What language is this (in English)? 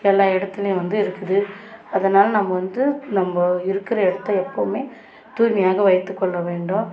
Tamil